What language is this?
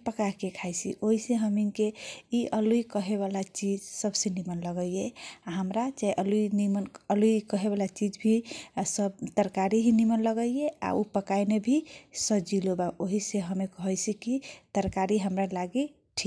Kochila Tharu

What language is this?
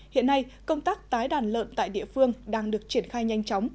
Vietnamese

